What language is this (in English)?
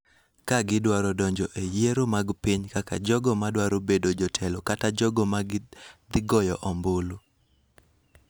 Luo (Kenya and Tanzania)